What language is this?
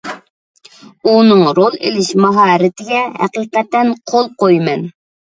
Uyghur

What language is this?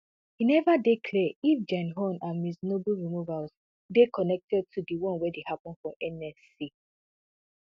Nigerian Pidgin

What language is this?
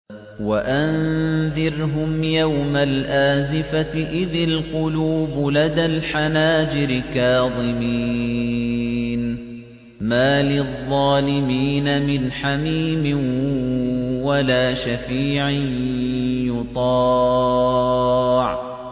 Arabic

